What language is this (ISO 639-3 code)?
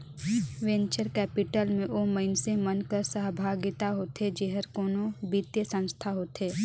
hne